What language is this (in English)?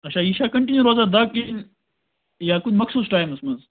Kashmiri